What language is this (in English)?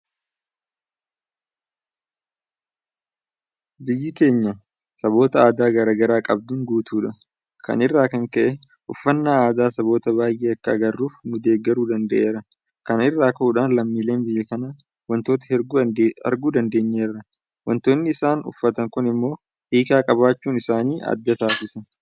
Oromo